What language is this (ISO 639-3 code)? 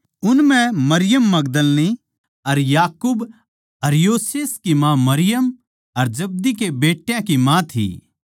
bgc